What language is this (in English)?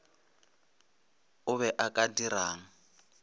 Northern Sotho